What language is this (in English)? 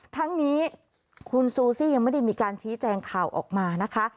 Thai